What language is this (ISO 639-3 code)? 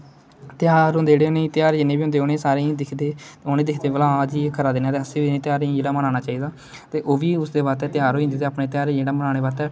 doi